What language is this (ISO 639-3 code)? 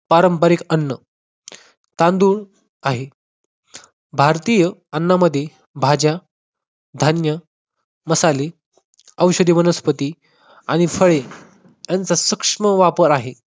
mar